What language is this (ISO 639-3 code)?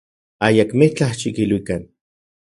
ncx